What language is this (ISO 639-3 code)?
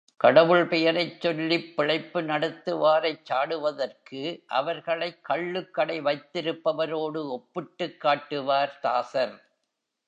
tam